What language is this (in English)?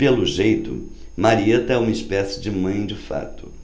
Portuguese